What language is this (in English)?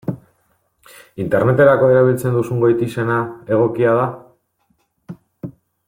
Basque